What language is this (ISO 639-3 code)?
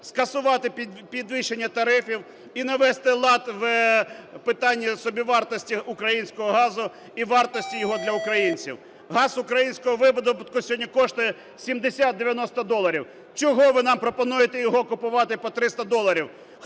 ukr